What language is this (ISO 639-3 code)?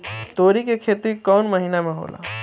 bho